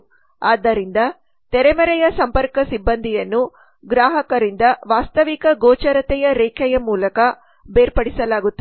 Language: Kannada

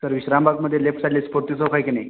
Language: Marathi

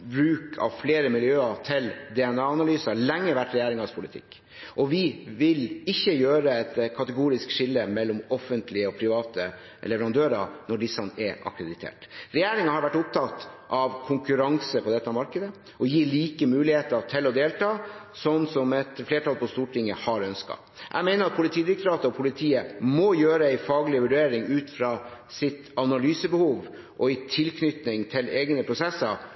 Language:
Norwegian Bokmål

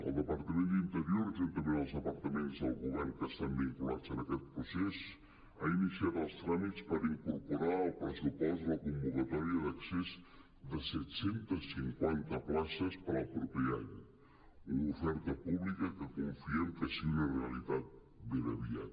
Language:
Catalan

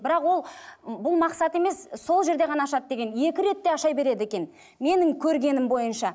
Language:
Kazakh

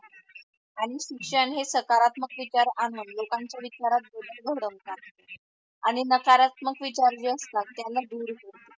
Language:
Marathi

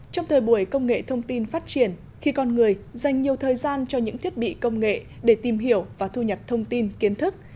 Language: Vietnamese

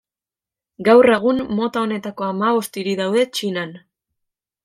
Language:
Basque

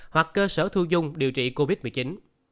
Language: Vietnamese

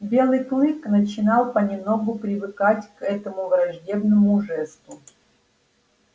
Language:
Russian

